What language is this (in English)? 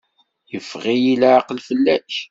Kabyle